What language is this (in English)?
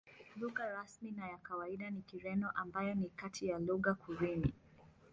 Swahili